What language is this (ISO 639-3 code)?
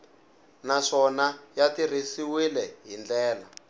tso